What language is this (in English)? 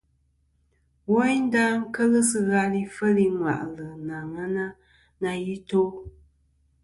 Kom